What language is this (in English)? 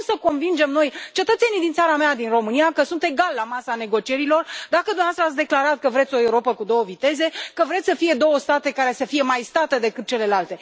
Romanian